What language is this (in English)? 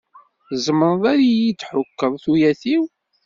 Kabyle